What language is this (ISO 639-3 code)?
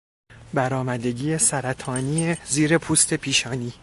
fas